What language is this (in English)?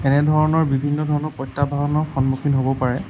Assamese